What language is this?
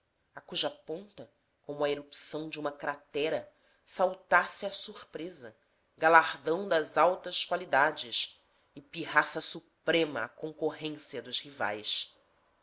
Portuguese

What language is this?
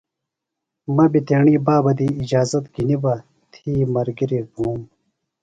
Phalura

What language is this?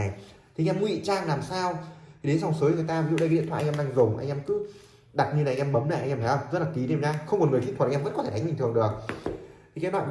Vietnamese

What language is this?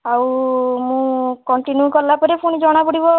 Odia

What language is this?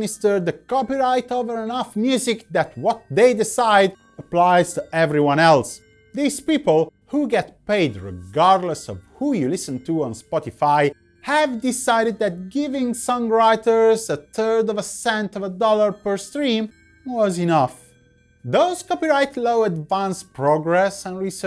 English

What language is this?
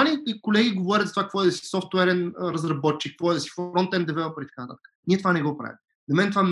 Bulgarian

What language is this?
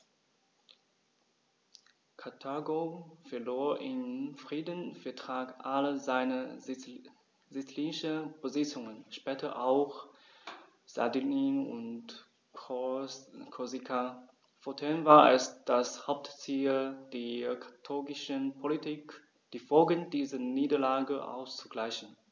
German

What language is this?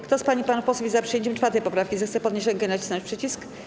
Polish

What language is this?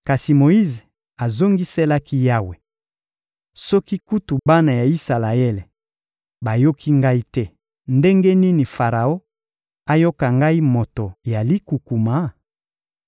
Lingala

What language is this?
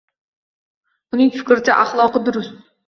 Uzbek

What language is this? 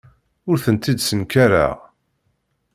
Kabyle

